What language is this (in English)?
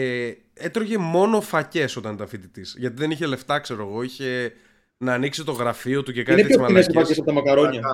Greek